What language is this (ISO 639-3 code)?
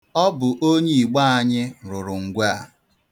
ibo